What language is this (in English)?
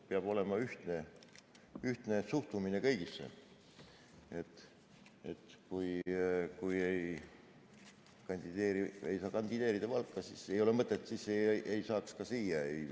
Estonian